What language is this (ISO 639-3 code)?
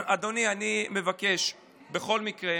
heb